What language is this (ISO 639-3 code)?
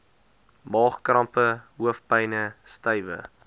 afr